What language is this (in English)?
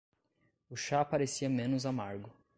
Portuguese